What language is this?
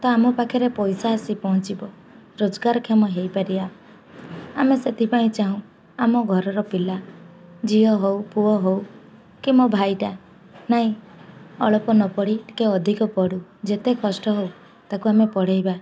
Odia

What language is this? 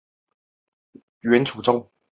Chinese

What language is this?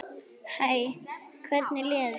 Icelandic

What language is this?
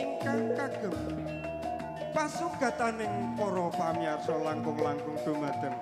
Indonesian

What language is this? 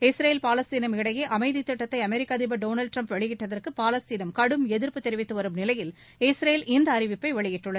Tamil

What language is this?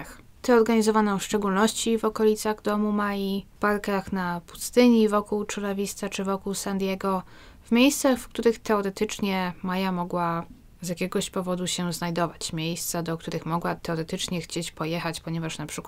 Polish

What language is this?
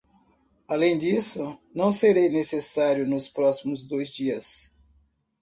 Portuguese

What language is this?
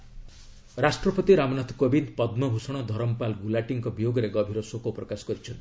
Odia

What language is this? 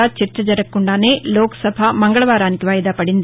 Telugu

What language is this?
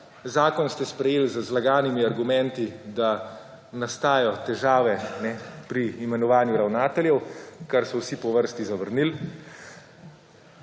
Slovenian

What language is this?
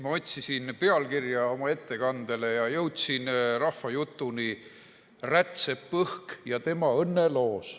Estonian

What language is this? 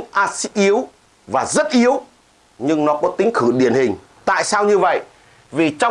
Vietnamese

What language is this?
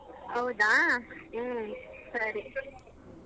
Kannada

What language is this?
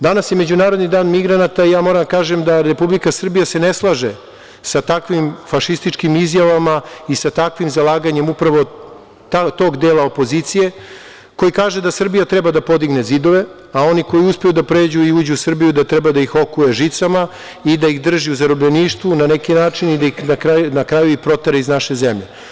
Serbian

